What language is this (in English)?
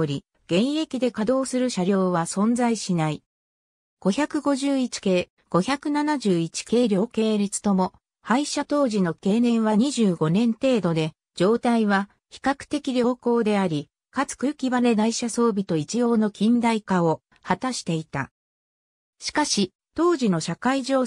Japanese